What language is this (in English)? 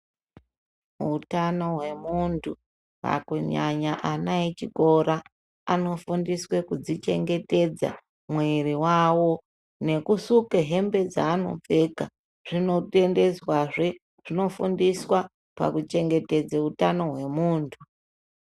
Ndau